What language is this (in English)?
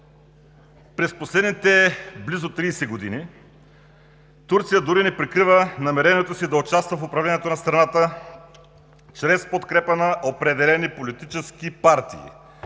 Bulgarian